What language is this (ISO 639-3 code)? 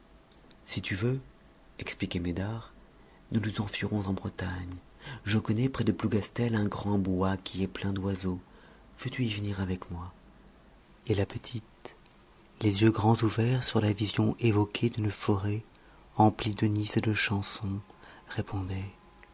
fra